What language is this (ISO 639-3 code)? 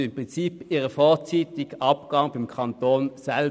gsw